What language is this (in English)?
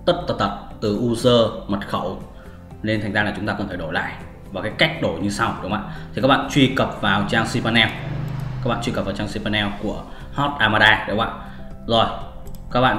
Vietnamese